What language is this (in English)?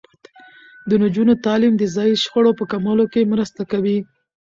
Pashto